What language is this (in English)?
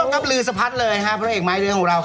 Thai